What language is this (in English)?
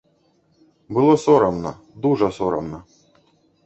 Belarusian